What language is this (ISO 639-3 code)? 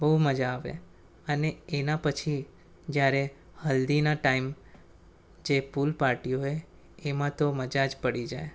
guj